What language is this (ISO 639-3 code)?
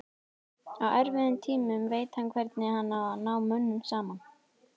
isl